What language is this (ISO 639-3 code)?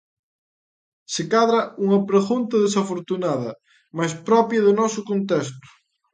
glg